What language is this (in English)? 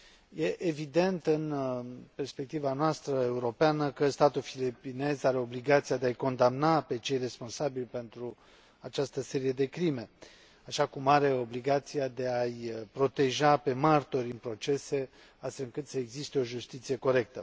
Romanian